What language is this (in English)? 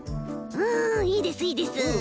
Japanese